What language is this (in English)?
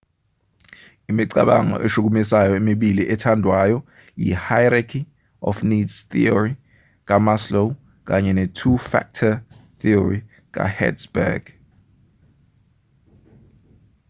Zulu